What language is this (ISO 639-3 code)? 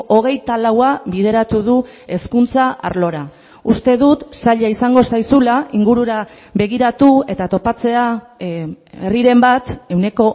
eus